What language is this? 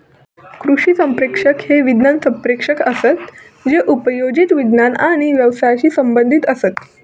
Marathi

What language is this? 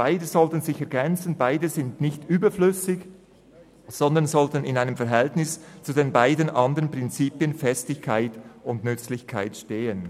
Swiss German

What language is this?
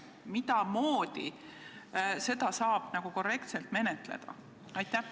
Estonian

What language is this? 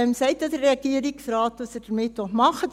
Swiss German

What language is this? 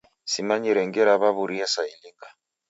Taita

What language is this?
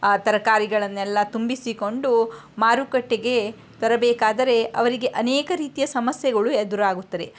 Kannada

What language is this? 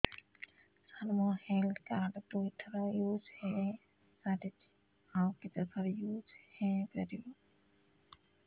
Odia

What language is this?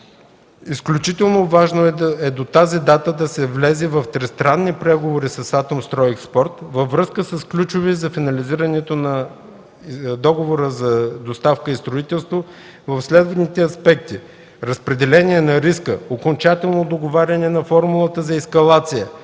Bulgarian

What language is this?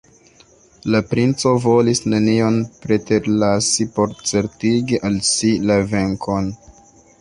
Esperanto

